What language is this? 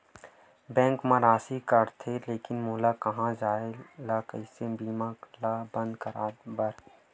Chhattisgarhi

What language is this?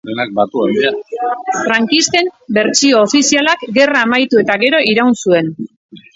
Basque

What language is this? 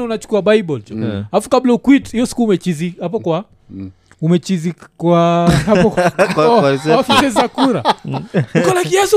Swahili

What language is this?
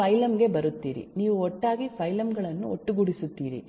Kannada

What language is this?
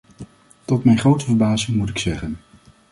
Dutch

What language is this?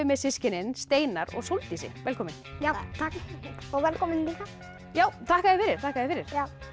Icelandic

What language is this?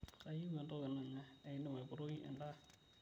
Masai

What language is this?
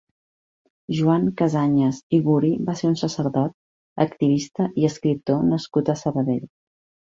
Catalan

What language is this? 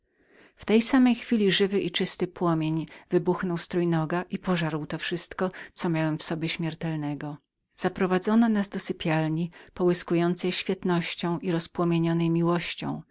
Polish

